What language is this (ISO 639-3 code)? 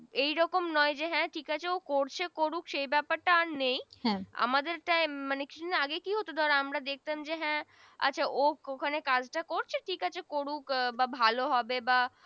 ben